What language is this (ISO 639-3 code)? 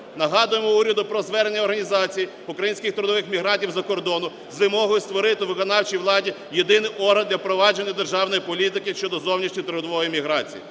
ukr